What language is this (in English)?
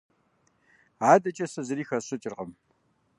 Kabardian